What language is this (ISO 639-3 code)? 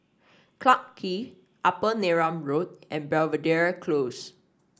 eng